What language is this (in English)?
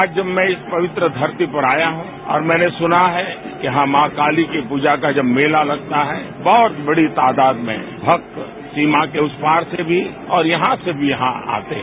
Hindi